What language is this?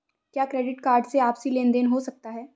Hindi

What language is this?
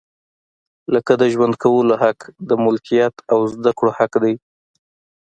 Pashto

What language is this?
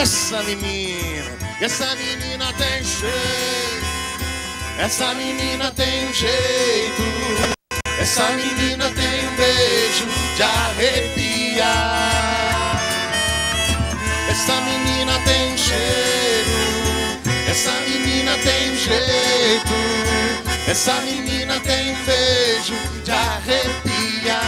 Portuguese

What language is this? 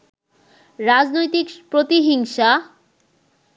Bangla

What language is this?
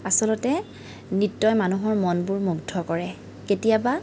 Assamese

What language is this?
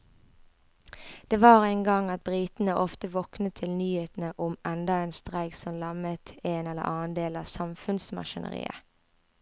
Norwegian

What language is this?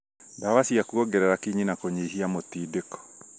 Kikuyu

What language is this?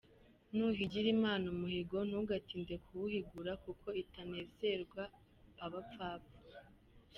Kinyarwanda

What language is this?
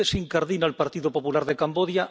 Spanish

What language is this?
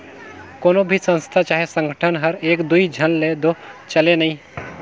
Chhattisgarhi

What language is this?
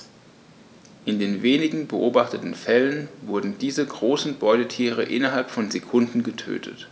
German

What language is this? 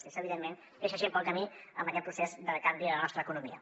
Catalan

